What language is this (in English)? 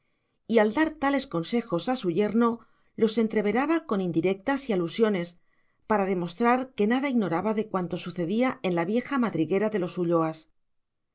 Spanish